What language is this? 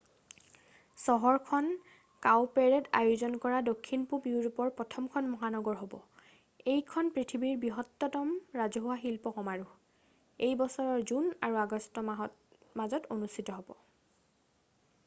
Assamese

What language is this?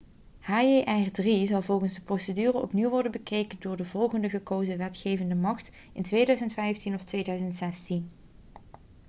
Dutch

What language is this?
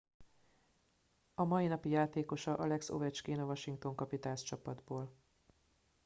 Hungarian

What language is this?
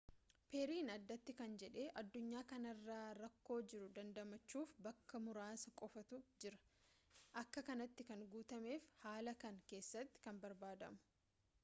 Oromo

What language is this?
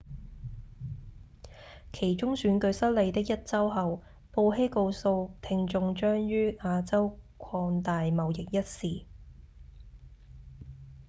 Cantonese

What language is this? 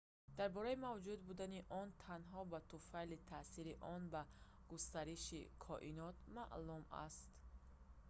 Tajik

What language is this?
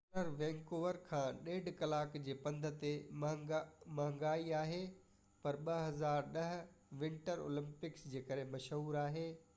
Sindhi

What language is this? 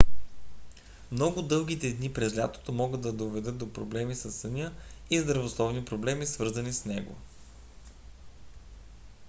Bulgarian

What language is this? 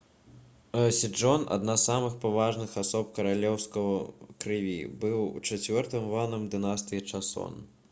Belarusian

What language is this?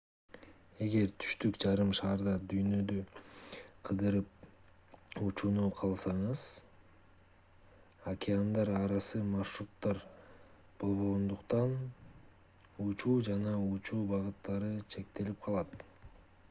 Kyrgyz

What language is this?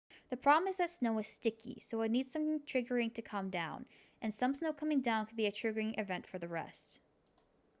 English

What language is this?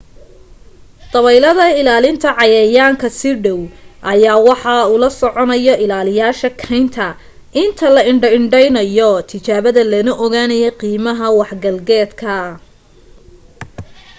Somali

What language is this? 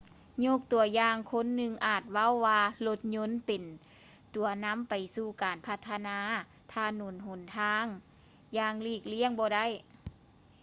Lao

